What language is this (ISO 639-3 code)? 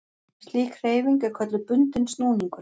isl